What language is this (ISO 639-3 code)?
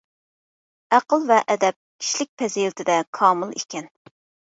uig